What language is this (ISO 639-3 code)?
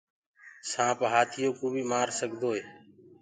ggg